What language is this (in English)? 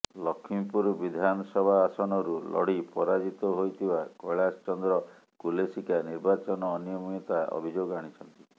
Odia